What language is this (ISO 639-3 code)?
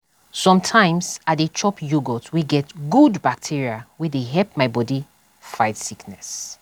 pcm